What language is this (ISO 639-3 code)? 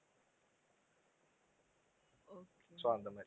tam